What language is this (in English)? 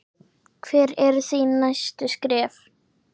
Icelandic